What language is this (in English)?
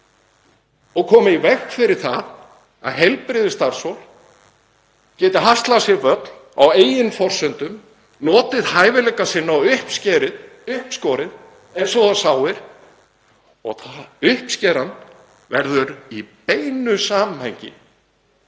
Icelandic